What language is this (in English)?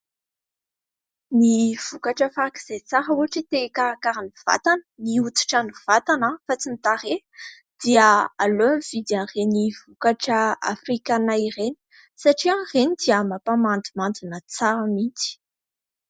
Malagasy